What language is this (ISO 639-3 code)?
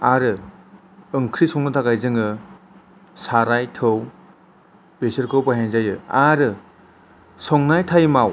brx